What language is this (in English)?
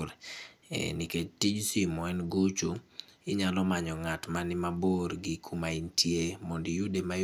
Luo (Kenya and Tanzania)